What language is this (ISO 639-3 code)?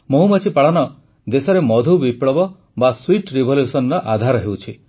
ori